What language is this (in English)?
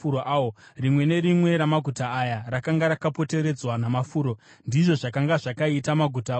Shona